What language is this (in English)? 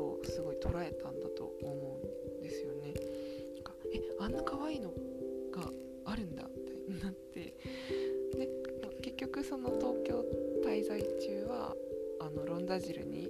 Japanese